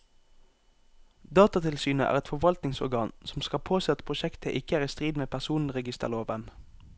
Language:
Norwegian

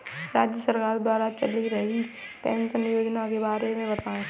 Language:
Hindi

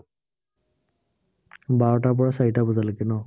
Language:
Assamese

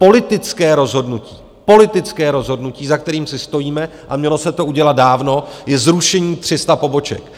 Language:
Czech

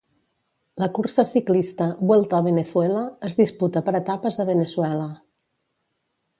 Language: Catalan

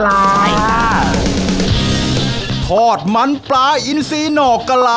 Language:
Thai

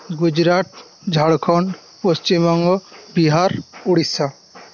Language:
Bangla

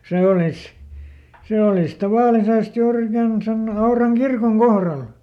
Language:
Finnish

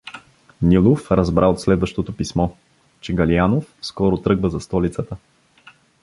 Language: Bulgarian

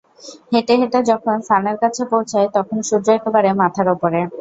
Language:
Bangla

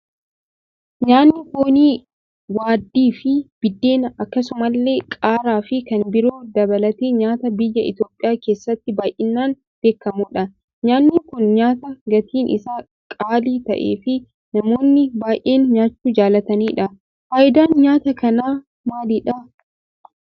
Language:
Oromo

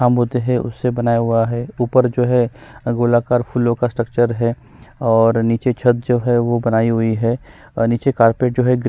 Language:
Hindi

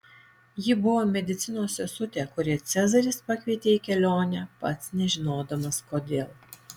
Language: Lithuanian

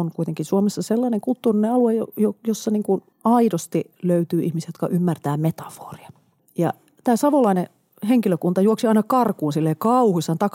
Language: Finnish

